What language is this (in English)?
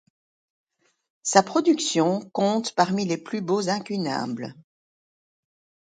French